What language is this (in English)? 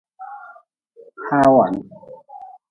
Nawdm